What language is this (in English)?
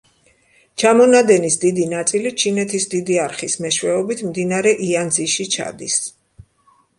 Georgian